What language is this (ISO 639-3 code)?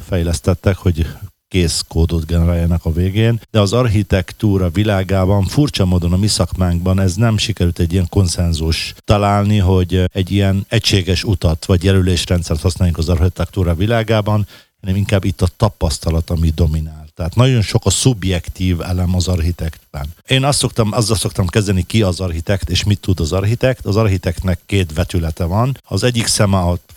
hun